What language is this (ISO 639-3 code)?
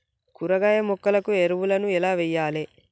tel